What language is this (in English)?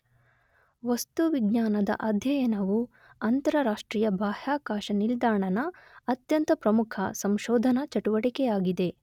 Kannada